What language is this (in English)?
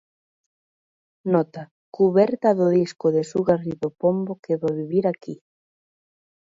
Galician